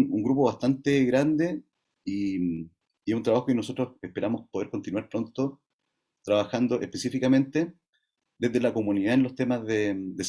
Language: Spanish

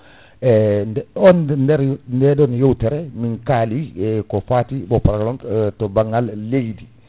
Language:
Fula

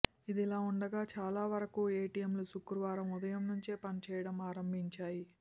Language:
Telugu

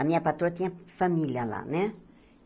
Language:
Portuguese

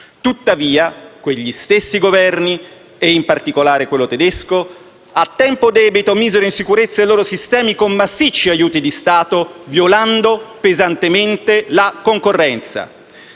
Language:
Italian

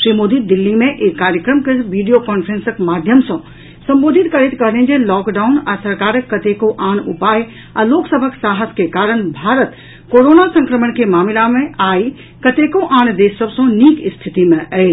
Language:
Maithili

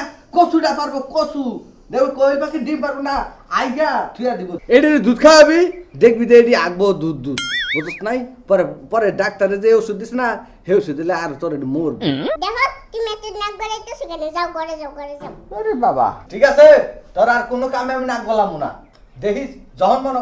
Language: Turkish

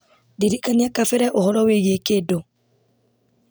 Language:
Kikuyu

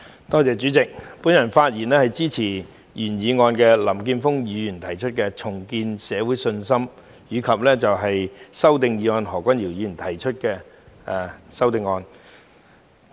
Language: Cantonese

